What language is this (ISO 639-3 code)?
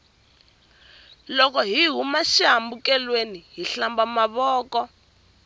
tso